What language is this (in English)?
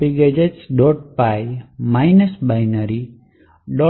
Gujarati